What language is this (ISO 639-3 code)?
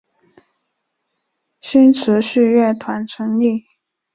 zho